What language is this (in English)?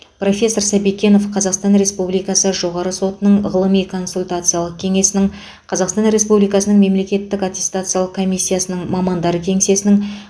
Kazakh